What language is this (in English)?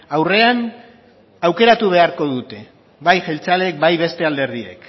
Basque